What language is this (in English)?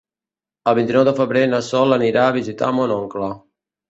Catalan